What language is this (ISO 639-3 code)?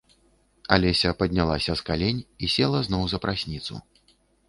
bel